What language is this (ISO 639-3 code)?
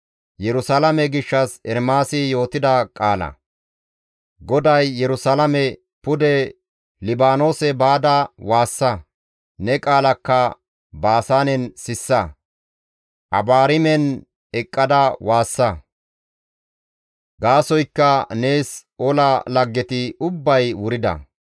gmv